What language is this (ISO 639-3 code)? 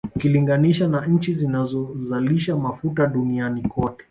swa